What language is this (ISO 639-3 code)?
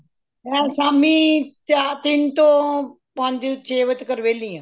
pan